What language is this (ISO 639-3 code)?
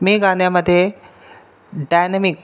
mar